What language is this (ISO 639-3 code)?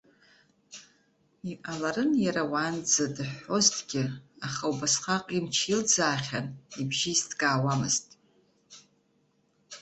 abk